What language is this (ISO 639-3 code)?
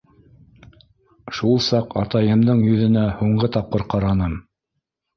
bak